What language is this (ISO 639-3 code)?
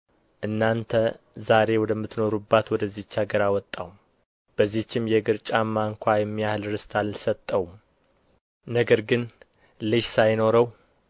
amh